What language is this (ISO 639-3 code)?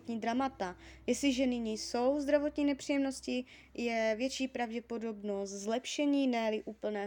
ces